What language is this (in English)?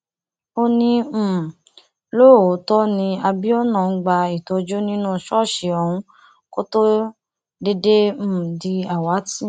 Yoruba